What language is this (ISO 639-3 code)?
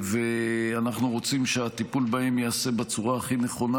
heb